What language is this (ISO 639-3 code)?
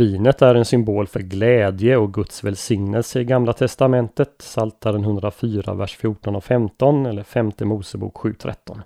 swe